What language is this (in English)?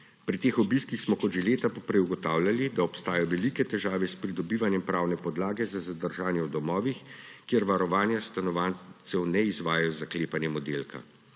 Slovenian